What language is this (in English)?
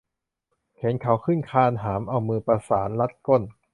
Thai